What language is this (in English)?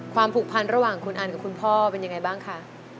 Thai